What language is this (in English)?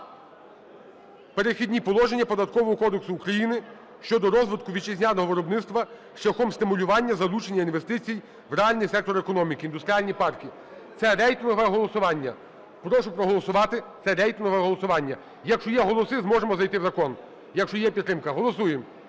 Ukrainian